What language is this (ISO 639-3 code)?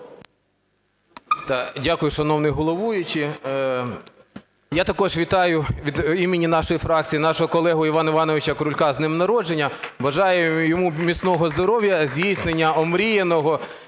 ukr